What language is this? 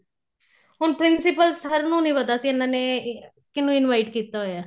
Punjabi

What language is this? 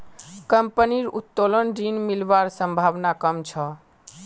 Magahi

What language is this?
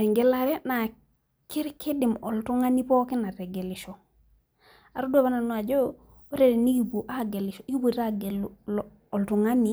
Masai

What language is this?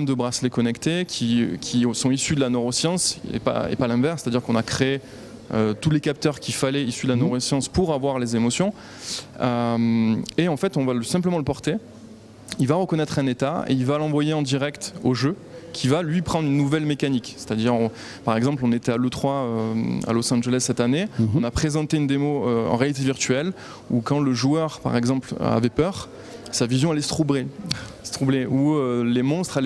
French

